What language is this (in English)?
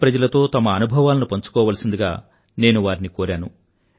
Telugu